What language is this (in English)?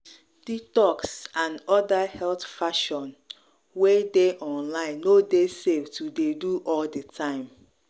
Nigerian Pidgin